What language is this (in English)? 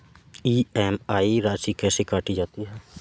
Hindi